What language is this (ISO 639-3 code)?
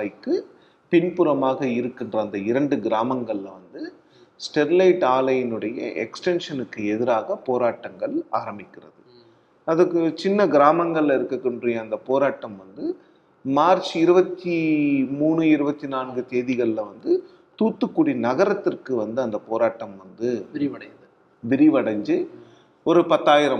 tam